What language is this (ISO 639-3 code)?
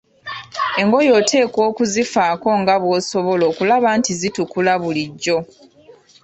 lug